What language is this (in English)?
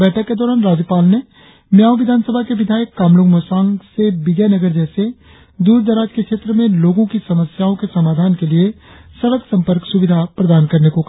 Hindi